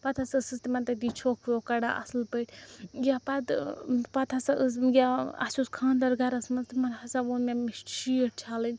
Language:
Kashmiri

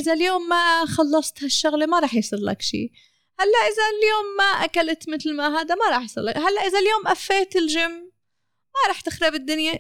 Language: Arabic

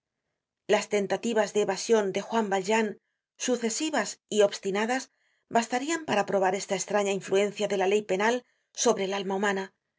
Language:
Spanish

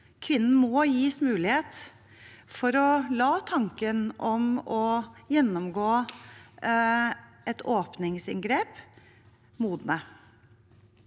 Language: Norwegian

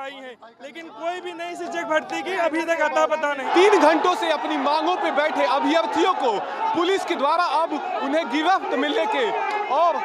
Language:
Hindi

